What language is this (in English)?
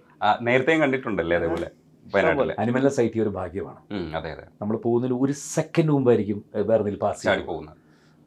Malayalam